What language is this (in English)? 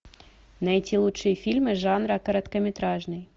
Russian